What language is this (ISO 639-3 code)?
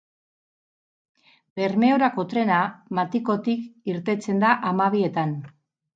eus